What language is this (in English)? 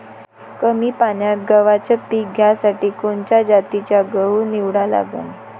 Marathi